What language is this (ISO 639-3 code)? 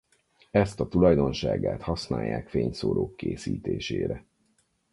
hun